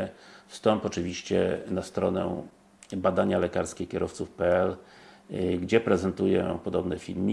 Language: Polish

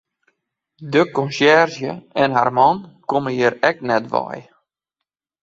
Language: Western Frisian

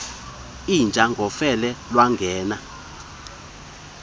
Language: Xhosa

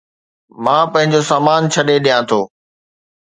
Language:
Sindhi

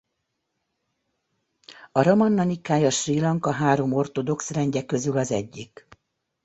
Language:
Hungarian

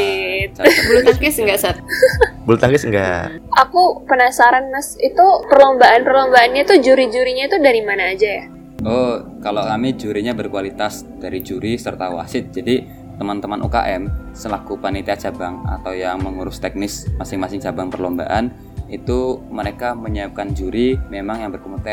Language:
Indonesian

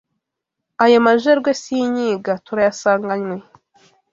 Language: Kinyarwanda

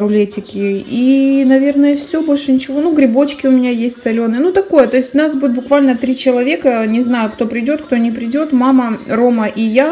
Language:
Russian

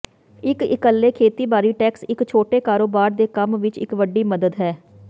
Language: Punjabi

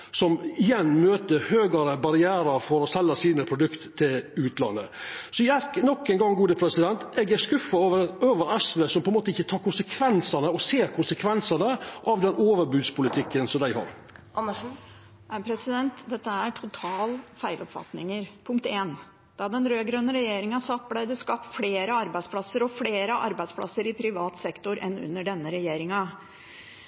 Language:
Norwegian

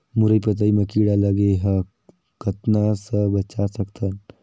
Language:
Chhattisgarhi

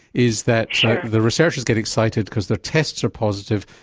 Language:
English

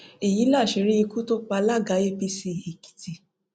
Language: Yoruba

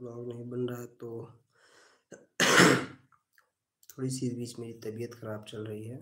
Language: Hindi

